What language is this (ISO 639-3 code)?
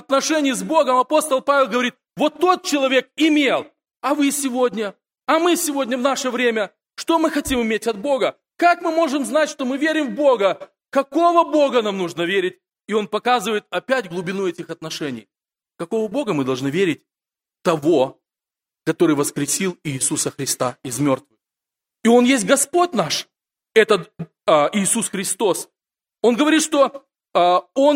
rus